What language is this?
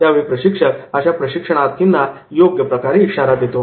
Marathi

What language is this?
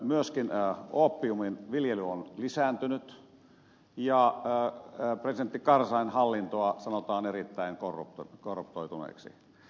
Finnish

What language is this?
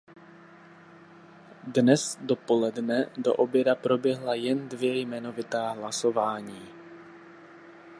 Czech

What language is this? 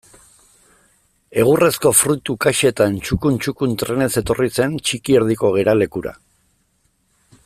Basque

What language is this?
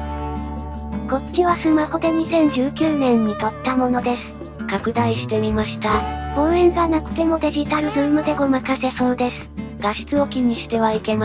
Japanese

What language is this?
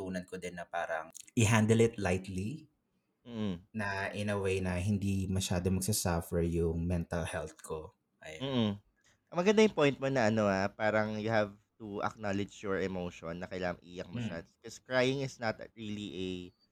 Filipino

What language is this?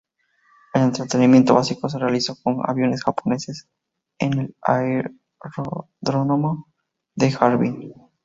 Spanish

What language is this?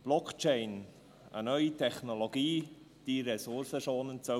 Swiss German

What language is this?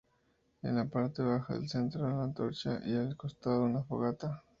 Spanish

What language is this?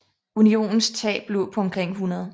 Danish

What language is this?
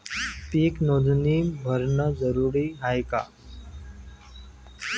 Marathi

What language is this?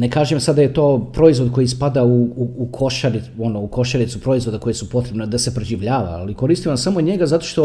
Croatian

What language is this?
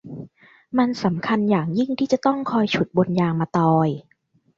Thai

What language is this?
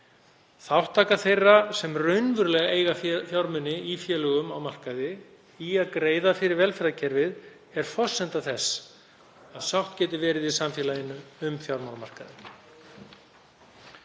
Icelandic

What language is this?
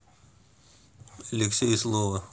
Russian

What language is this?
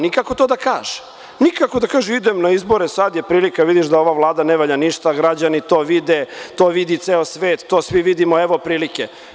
Serbian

